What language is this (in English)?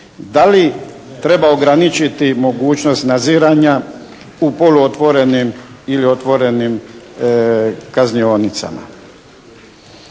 Croatian